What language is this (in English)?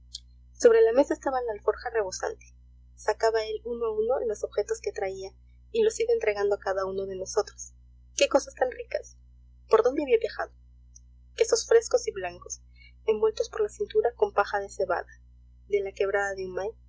Spanish